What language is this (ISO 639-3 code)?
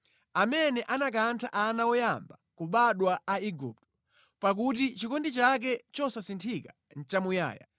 nya